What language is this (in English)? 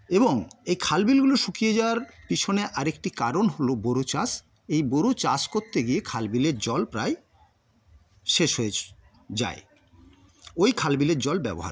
Bangla